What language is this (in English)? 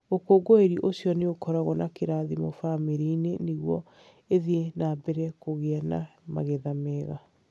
Kikuyu